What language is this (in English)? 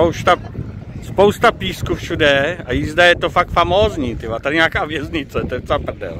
Czech